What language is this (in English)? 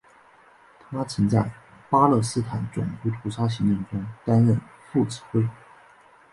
Chinese